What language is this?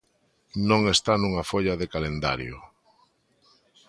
Galician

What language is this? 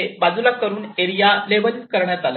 Marathi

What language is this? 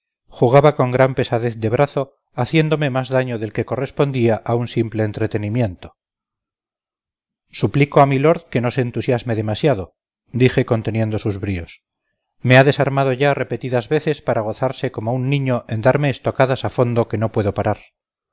Spanish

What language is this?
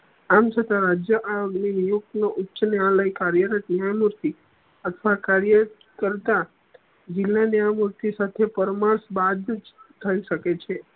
Gujarati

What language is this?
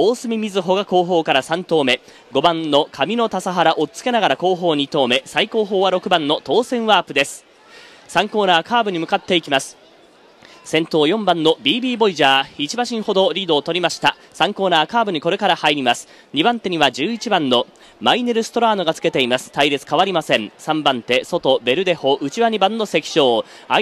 Japanese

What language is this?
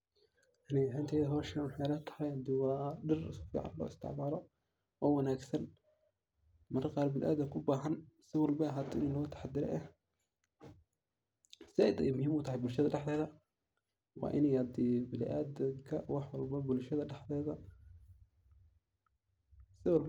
Somali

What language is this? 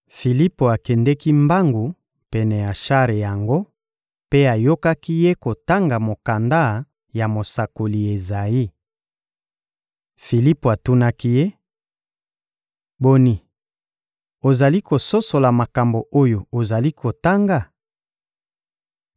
Lingala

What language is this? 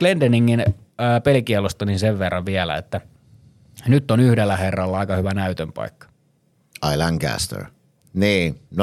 Finnish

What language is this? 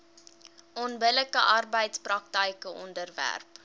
Afrikaans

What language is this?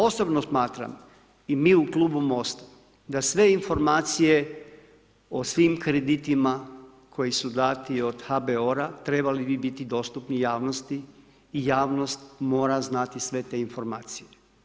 Croatian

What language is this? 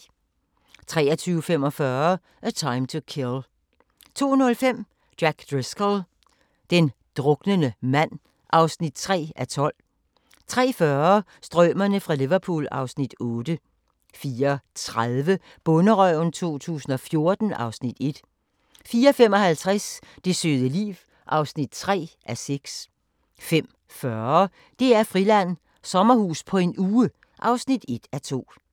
Danish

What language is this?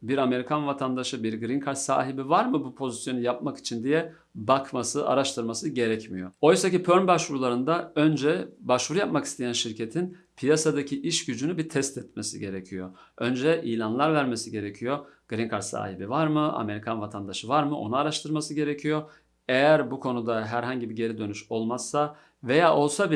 Turkish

